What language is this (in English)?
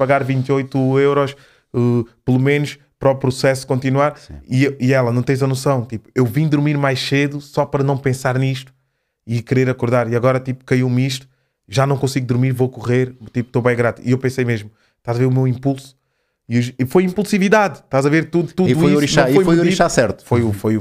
Portuguese